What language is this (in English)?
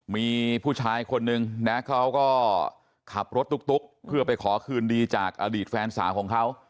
Thai